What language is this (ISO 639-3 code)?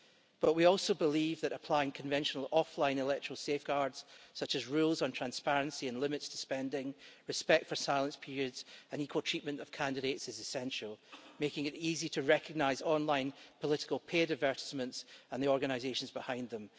eng